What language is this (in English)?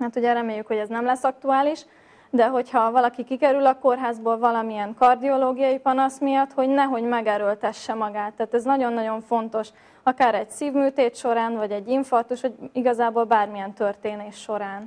Hungarian